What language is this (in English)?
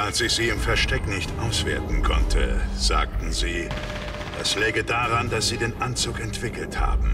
German